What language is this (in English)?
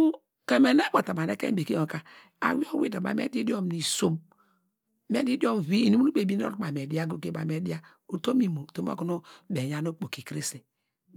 Degema